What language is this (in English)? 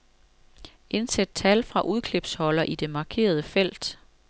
Danish